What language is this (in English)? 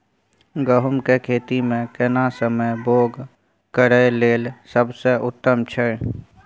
Maithili